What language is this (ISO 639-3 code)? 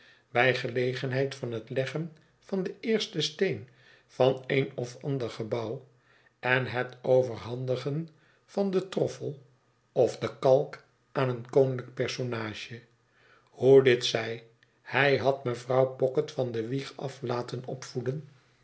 nld